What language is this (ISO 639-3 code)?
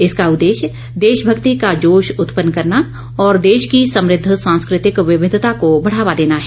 hin